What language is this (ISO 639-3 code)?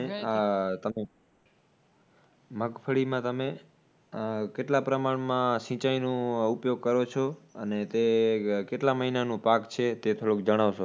guj